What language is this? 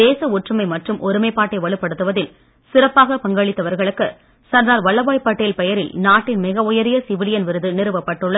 Tamil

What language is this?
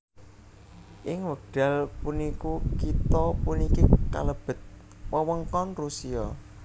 Javanese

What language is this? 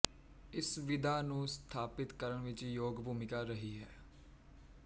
Punjabi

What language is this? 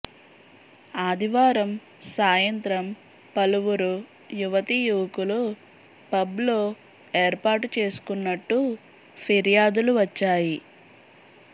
Telugu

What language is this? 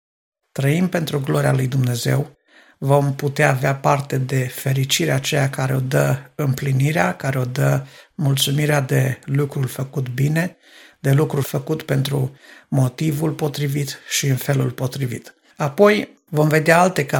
Romanian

